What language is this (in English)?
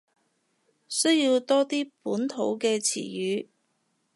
Cantonese